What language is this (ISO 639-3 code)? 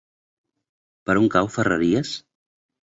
cat